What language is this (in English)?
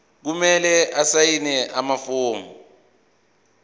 Zulu